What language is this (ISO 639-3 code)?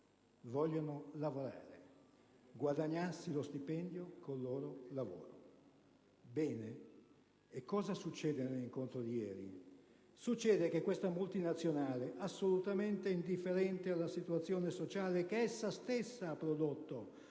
ita